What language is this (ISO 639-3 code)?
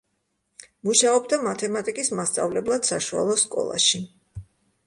kat